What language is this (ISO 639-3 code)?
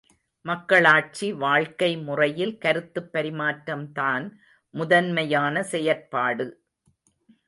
tam